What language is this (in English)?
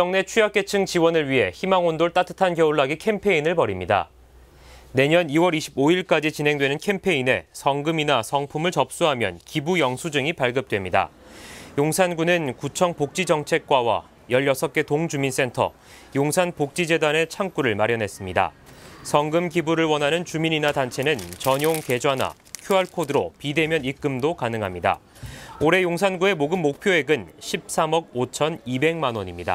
Korean